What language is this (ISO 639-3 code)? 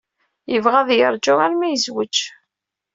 kab